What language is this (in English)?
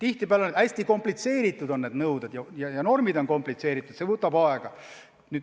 Estonian